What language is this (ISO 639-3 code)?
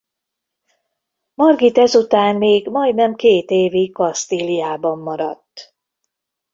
hun